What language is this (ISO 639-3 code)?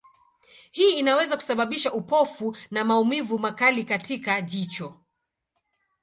swa